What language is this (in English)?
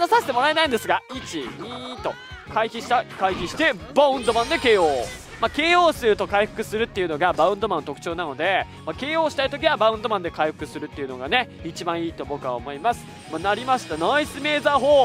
Japanese